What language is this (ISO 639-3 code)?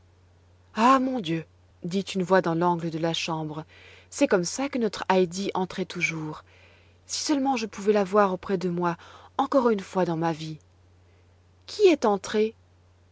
fra